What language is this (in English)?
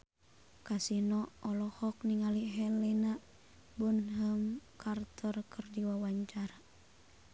Sundanese